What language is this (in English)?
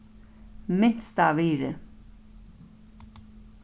Faroese